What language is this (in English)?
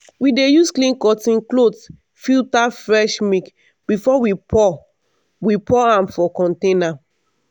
Nigerian Pidgin